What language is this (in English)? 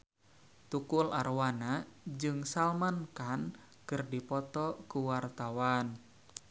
Sundanese